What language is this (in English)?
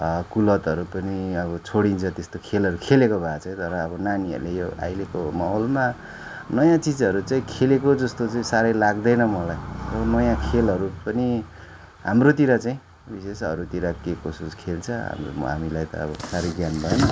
Nepali